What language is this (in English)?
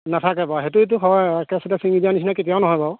Assamese